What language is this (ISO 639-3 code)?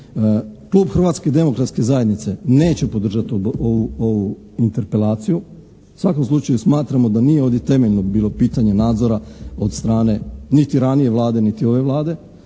hrv